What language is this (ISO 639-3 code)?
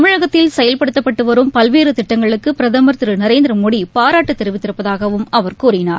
tam